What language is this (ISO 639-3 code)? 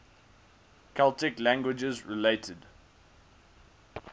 eng